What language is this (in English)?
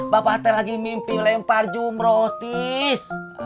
Indonesian